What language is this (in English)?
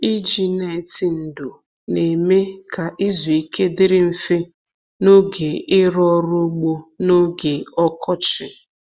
Igbo